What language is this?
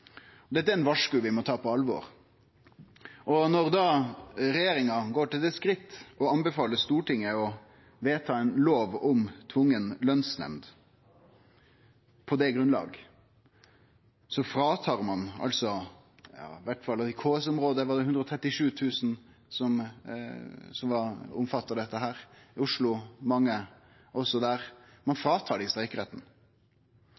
Norwegian Nynorsk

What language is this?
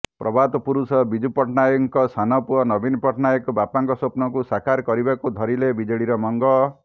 Odia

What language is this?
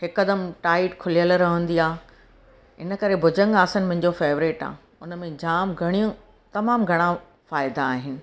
Sindhi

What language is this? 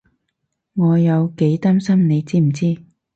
Cantonese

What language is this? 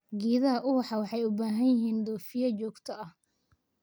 Somali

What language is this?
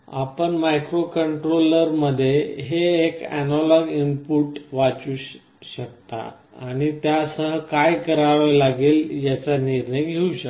Marathi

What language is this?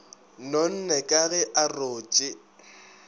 Northern Sotho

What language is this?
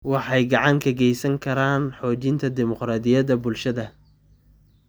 Somali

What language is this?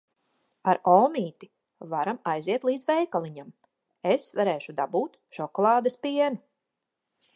Latvian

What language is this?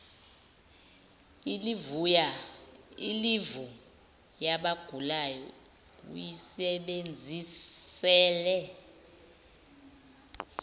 Zulu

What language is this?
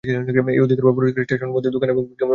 Bangla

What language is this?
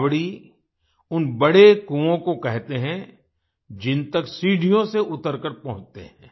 Hindi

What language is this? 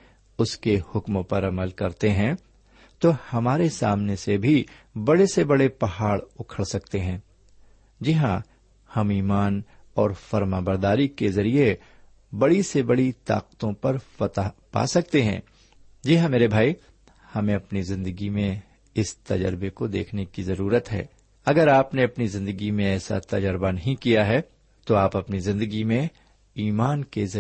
Urdu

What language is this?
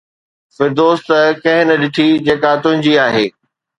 Sindhi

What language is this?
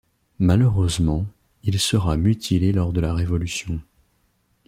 French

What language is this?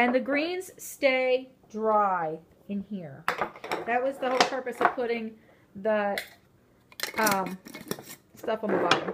English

